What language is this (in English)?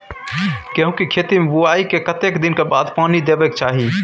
Maithili